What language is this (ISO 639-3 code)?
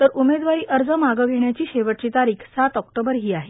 mar